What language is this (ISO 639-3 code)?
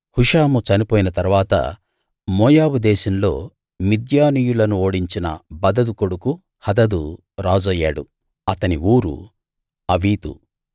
tel